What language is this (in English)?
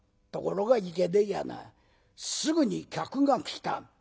Japanese